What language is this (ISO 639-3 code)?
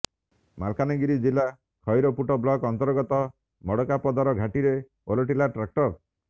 ori